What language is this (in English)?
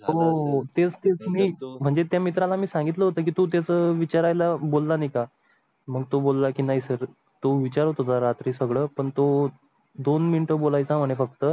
Marathi